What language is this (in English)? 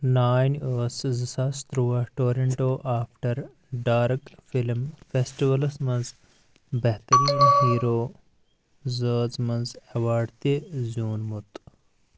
Kashmiri